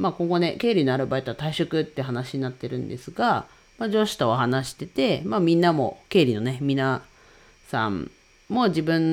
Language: Japanese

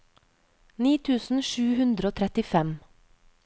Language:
Norwegian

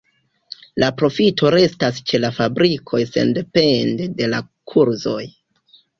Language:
Esperanto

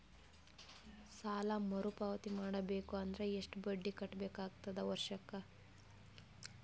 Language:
Kannada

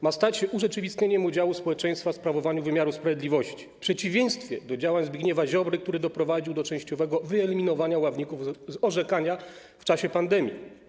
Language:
Polish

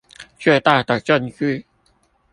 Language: Chinese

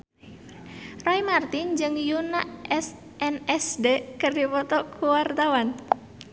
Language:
Sundanese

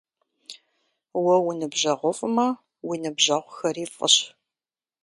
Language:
Kabardian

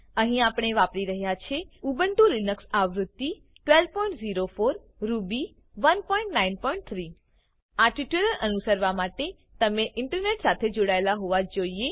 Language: Gujarati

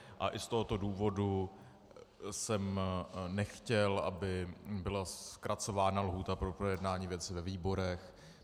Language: Czech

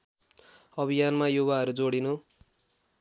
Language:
Nepali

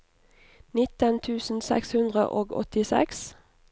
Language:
Norwegian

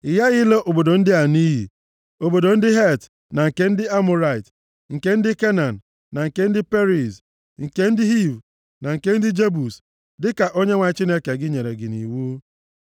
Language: Igbo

